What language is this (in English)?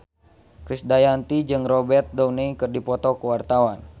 Sundanese